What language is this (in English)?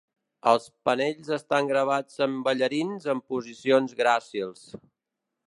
Catalan